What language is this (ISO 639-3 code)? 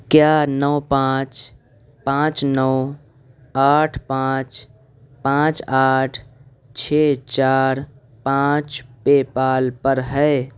urd